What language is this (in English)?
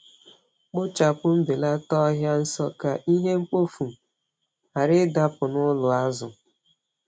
Igbo